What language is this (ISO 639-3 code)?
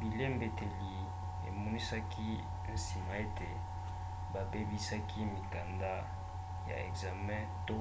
lin